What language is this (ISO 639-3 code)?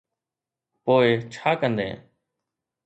snd